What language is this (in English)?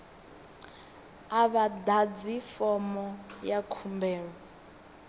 Venda